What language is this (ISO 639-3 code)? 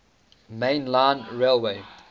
eng